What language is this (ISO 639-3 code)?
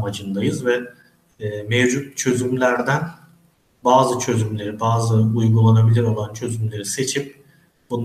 tur